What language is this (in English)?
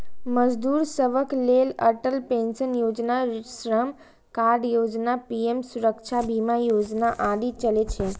Maithili